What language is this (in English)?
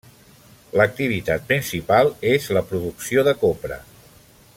Catalan